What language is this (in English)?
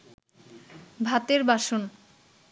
Bangla